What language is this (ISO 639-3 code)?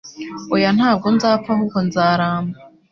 kin